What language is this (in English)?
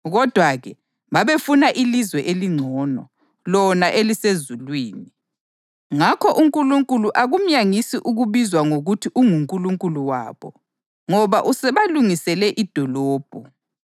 North Ndebele